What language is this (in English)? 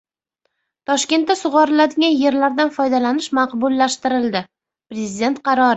Uzbek